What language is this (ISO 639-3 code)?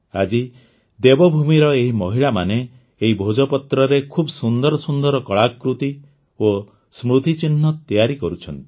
ori